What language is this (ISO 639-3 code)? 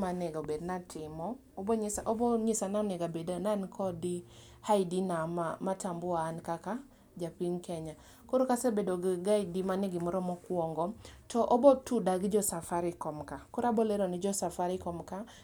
luo